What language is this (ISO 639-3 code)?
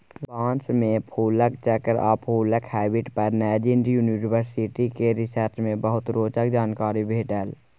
mai